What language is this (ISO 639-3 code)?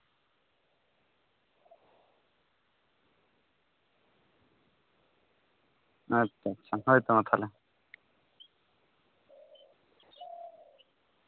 sat